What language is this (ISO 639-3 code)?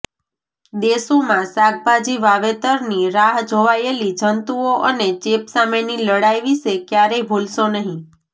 guj